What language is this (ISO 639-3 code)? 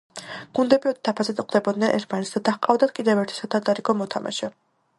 kat